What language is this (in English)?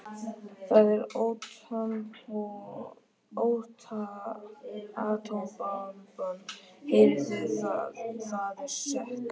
Icelandic